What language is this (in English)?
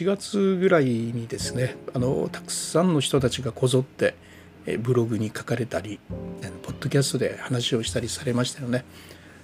Japanese